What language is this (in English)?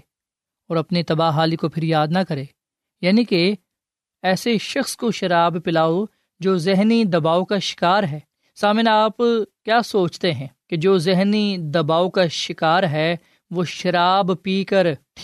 Urdu